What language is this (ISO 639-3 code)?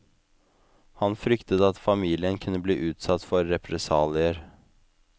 nor